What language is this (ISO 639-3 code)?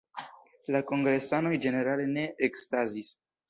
epo